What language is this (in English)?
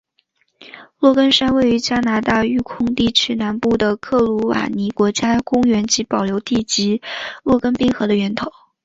Chinese